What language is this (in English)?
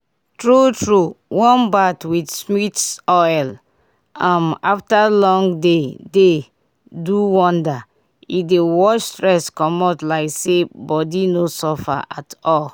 Nigerian Pidgin